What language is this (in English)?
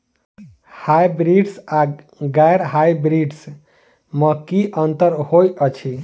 Maithili